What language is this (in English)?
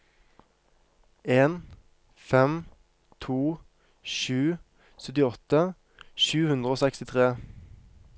Norwegian